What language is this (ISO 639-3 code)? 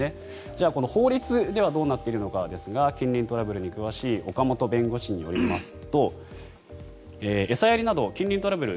jpn